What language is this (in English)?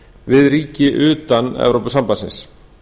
Icelandic